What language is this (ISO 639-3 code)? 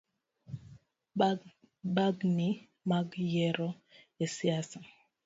luo